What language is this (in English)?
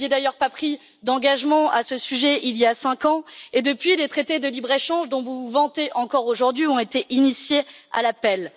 French